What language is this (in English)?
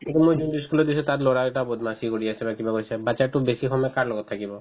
Assamese